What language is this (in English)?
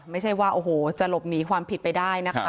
Thai